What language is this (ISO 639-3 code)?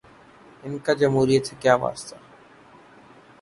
urd